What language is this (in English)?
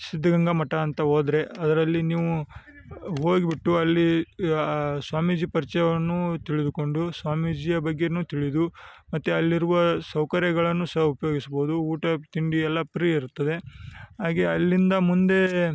Kannada